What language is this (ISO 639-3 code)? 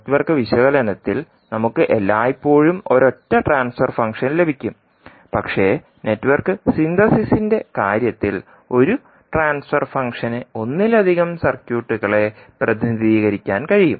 mal